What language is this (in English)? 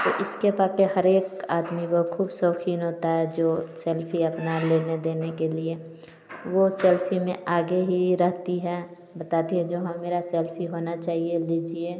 Hindi